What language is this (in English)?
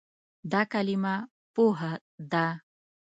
Pashto